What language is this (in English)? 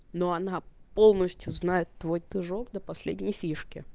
Russian